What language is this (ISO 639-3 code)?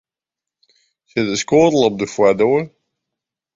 fry